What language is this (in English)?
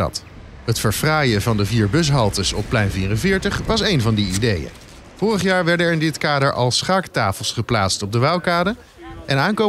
Dutch